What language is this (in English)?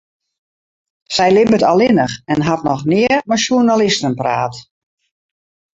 Western Frisian